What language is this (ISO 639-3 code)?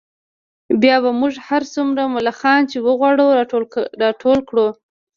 pus